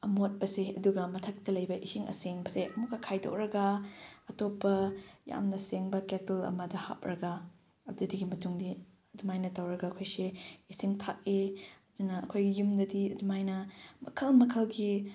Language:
Manipuri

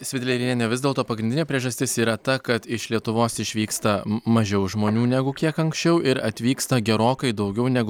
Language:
Lithuanian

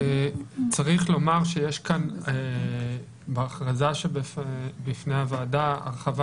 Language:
Hebrew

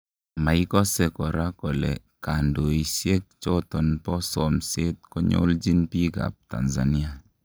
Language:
Kalenjin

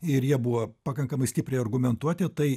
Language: Lithuanian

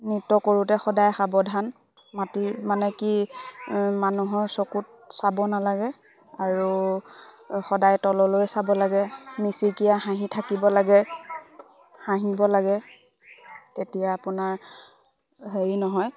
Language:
Assamese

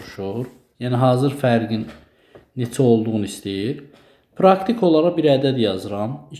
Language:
Turkish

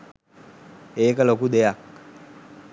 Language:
Sinhala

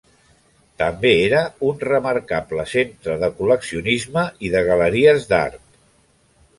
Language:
Catalan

